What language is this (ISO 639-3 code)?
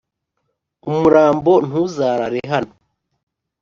kin